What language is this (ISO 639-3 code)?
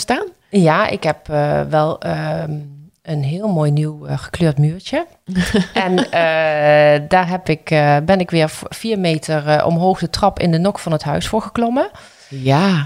nld